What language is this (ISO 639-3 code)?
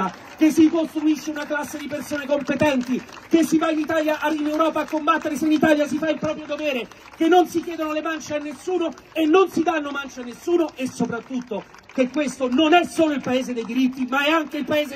ita